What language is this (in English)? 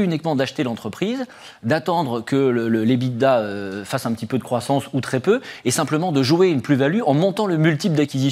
French